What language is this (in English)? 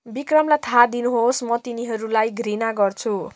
Nepali